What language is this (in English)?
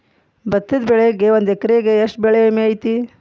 Kannada